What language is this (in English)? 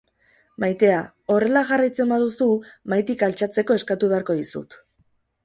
Basque